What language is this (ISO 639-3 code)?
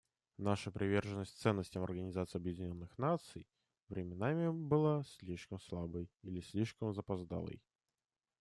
rus